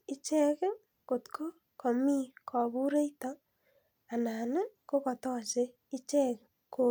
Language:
Kalenjin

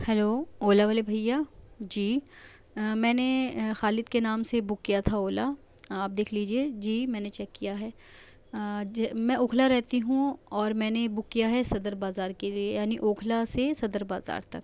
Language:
Urdu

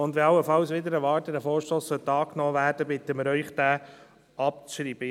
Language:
Swiss German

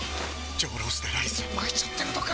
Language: Japanese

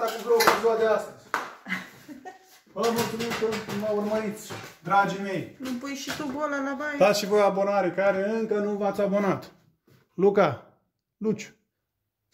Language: Romanian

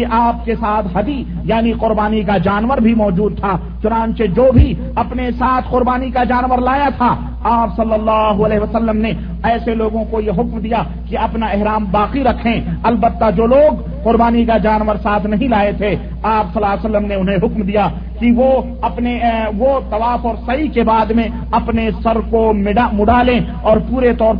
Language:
Urdu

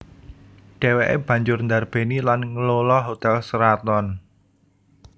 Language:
Javanese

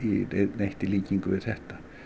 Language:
Icelandic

